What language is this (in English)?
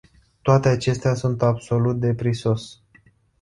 Romanian